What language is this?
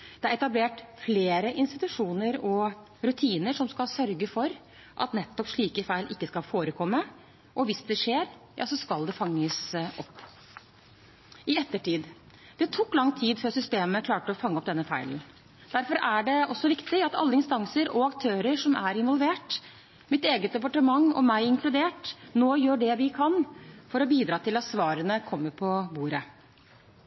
Norwegian Bokmål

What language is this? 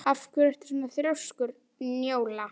Icelandic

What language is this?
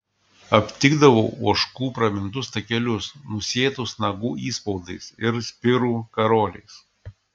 Lithuanian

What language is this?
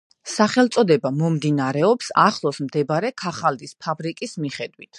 Georgian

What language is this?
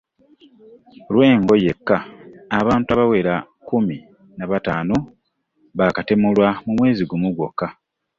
Ganda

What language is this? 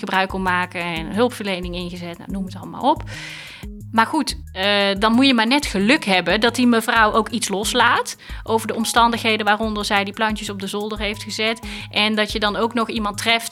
Dutch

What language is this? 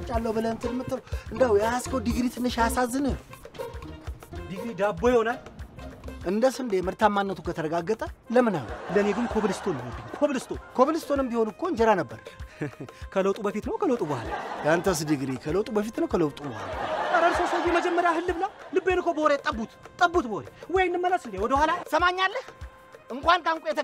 Arabic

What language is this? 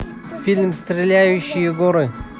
Russian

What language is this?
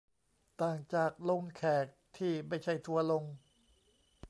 Thai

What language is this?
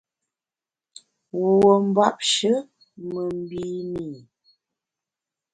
Bamun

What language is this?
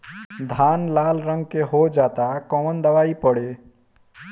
Bhojpuri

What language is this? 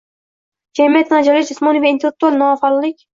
Uzbek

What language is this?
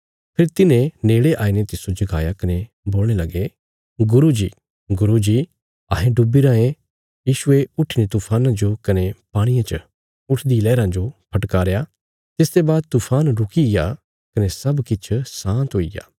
Bilaspuri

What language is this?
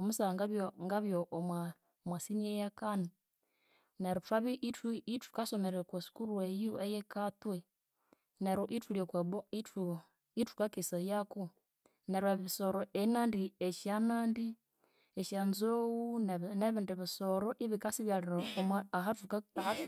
Konzo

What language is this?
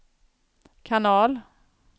Swedish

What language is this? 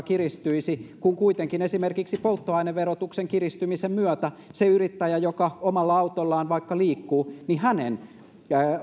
Finnish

